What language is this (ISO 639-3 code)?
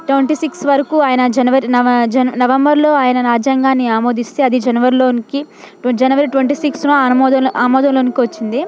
tel